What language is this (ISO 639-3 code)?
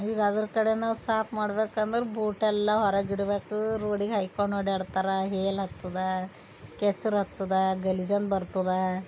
kan